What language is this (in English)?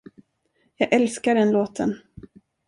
Swedish